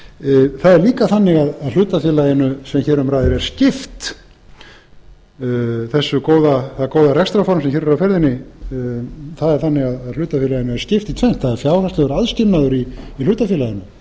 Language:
Icelandic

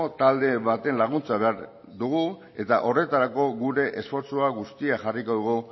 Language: Basque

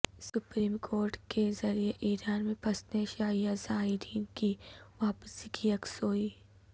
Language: Urdu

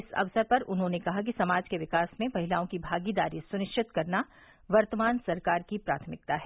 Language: Hindi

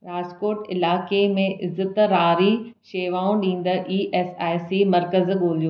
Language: Sindhi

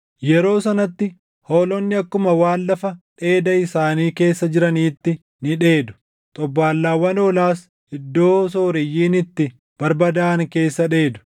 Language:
Oromo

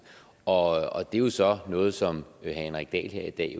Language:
Danish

